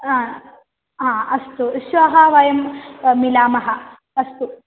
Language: Sanskrit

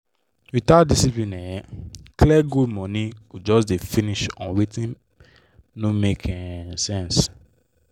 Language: Nigerian Pidgin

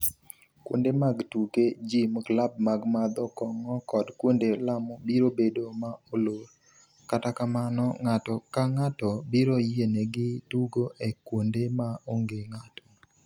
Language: Luo (Kenya and Tanzania)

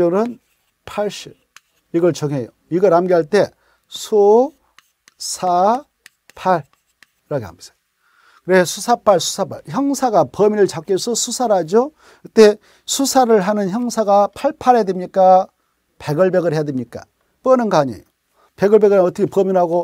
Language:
Korean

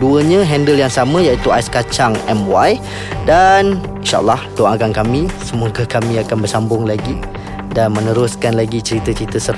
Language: Malay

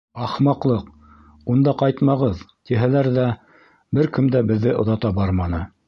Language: Bashkir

